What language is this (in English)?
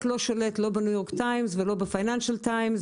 Hebrew